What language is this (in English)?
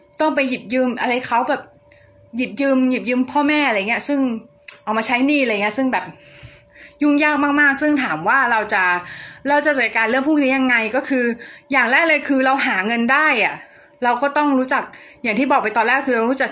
Thai